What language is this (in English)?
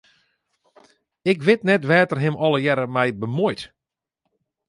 Western Frisian